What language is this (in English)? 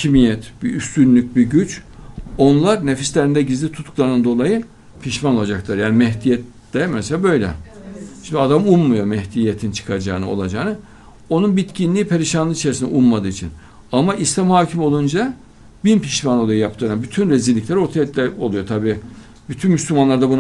Turkish